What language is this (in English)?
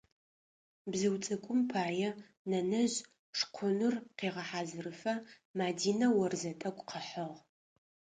Adyghe